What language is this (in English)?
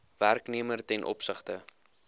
Afrikaans